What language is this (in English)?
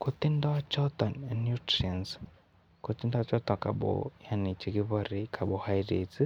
Kalenjin